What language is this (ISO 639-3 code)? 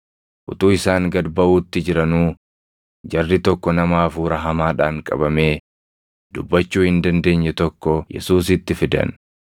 orm